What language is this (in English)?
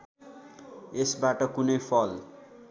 Nepali